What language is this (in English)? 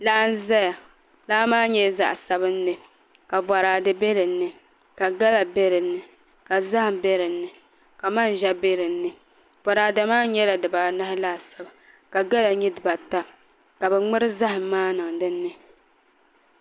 Dagbani